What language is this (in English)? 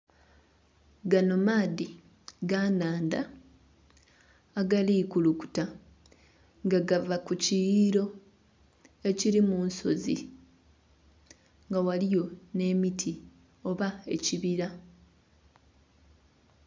Soga